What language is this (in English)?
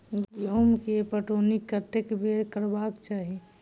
Maithili